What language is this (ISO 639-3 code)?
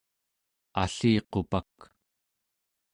esu